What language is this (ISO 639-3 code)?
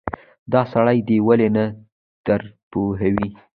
pus